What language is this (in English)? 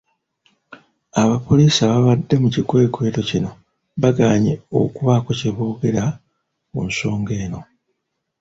Ganda